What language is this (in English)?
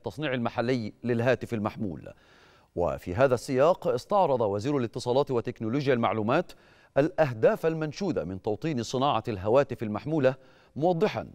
Arabic